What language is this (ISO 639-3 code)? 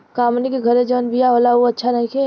bho